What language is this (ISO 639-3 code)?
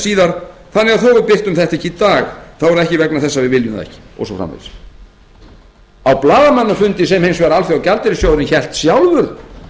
isl